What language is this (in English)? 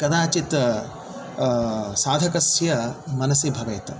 Sanskrit